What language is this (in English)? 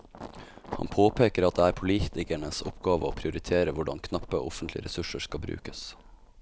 Norwegian